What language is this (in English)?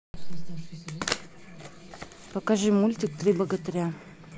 Russian